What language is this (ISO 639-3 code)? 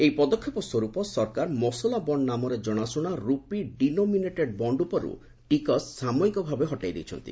ori